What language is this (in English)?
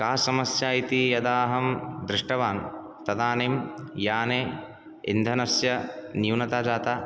Sanskrit